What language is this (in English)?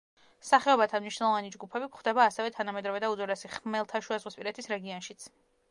Georgian